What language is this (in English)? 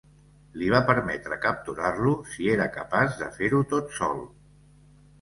Catalan